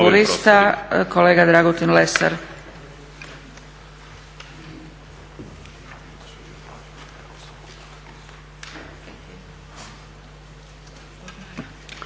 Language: Croatian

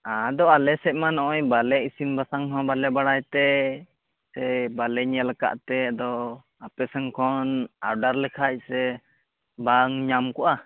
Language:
Santali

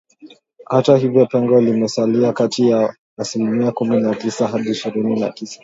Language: Swahili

